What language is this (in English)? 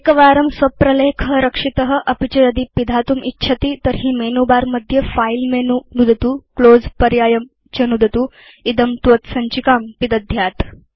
Sanskrit